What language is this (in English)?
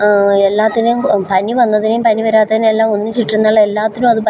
Malayalam